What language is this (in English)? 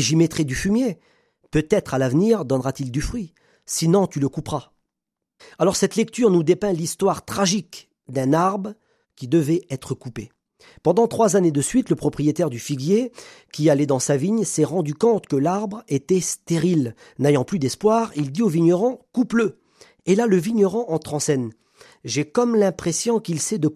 French